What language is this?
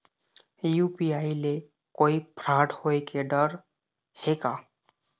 Chhattisgarhi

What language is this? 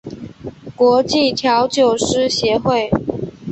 Chinese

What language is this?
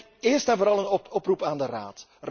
Dutch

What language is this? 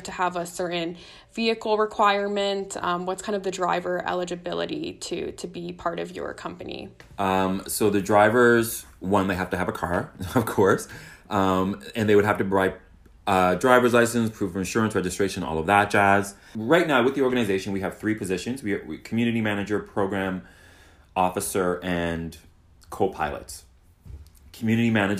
English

